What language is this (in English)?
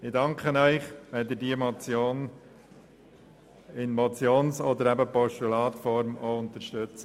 Swiss German